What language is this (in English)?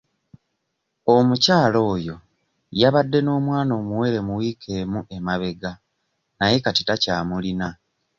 Ganda